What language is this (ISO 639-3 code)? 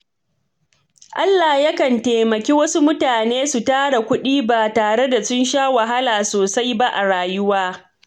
hau